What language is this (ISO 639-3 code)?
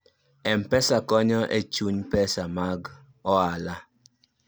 luo